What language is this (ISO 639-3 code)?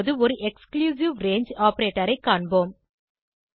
tam